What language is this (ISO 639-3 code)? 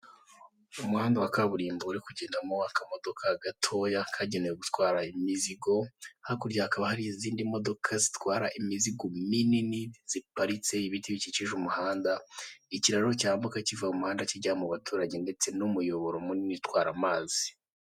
kin